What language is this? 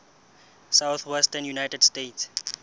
Southern Sotho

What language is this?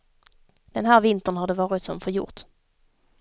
Swedish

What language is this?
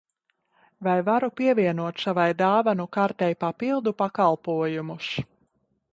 Latvian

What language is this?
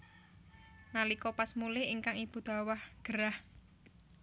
Javanese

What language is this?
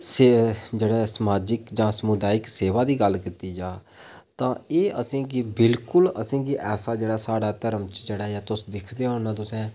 Dogri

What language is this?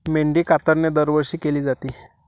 Marathi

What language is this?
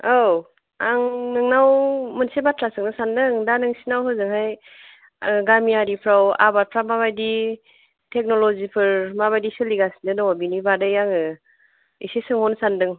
Bodo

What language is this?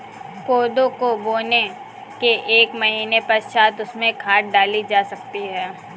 Hindi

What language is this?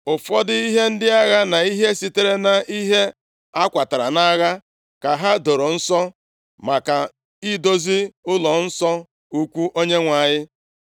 Igbo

